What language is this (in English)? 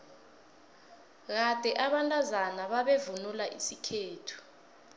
South Ndebele